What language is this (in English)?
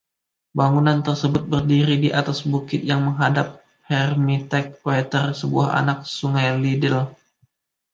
Indonesian